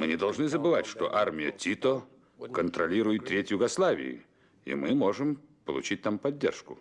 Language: Russian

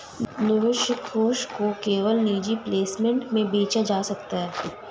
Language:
Hindi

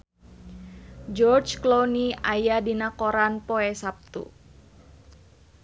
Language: Sundanese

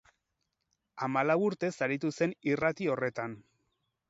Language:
Basque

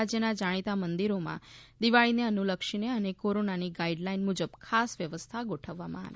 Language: Gujarati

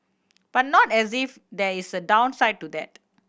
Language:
English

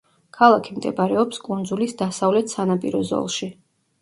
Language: Georgian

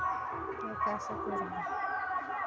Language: Maithili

